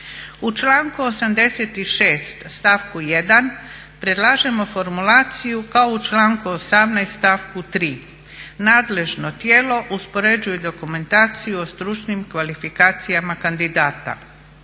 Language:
Croatian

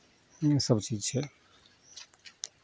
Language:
Maithili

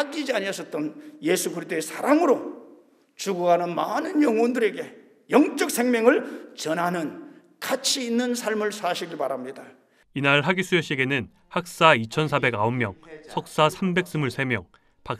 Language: Korean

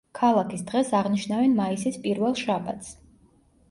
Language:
Georgian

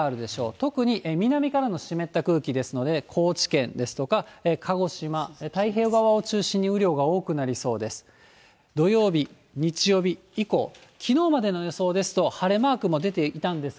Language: Japanese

